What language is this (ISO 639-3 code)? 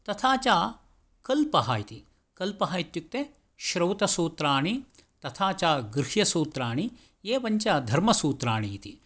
san